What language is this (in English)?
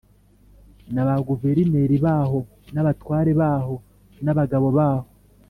Kinyarwanda